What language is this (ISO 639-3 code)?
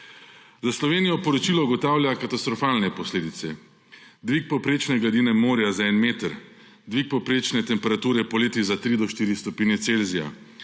slv